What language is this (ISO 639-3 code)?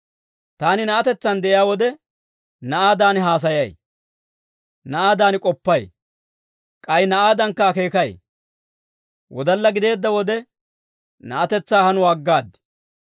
dwr